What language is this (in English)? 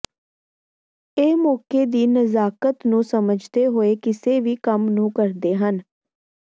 Punjabi